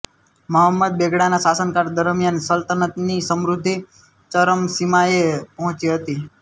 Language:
Gujarati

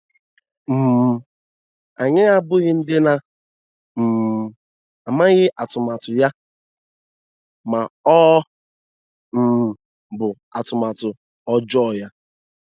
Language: Igbo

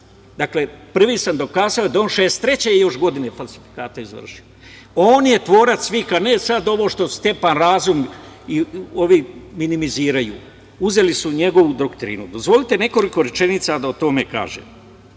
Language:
Serbian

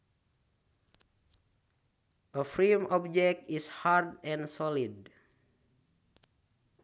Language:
Sundanese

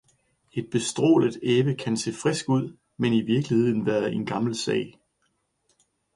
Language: Danish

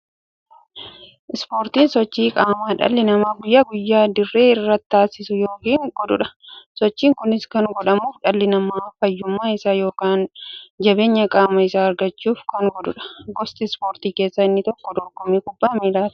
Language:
Oromo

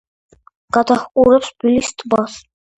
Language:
Georgian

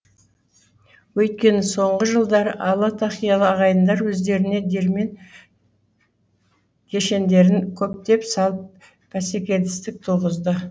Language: Kazakh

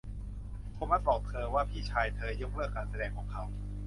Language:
Thai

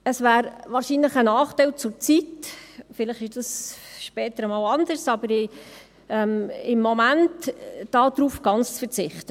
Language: Swiss German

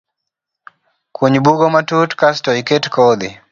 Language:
Luo (Kenya and Tanzania)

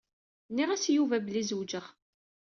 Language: Kabyle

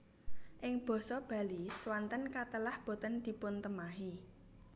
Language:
Javanese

